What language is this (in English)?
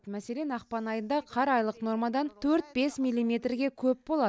Kazakh